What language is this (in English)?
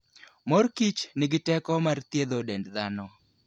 Luo (Kenya and Tanzania)